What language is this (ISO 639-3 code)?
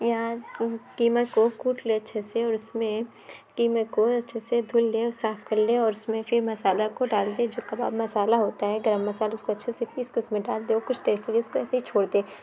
urd